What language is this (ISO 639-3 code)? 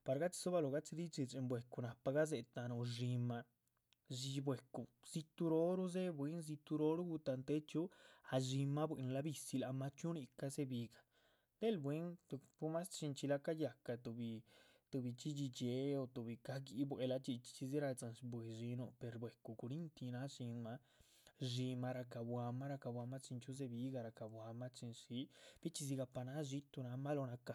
zpv